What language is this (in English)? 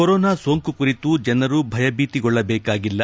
Kannada